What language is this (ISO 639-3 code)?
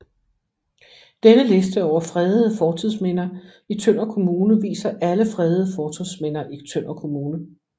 dan